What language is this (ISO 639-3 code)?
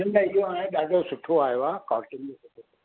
snd